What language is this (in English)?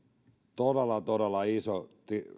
Finnish